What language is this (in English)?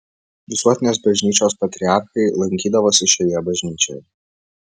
Lithuanian